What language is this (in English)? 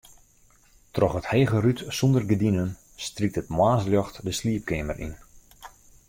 Western Frisian